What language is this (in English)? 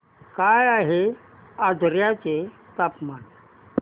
Marathi